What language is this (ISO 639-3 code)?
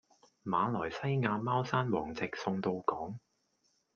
yue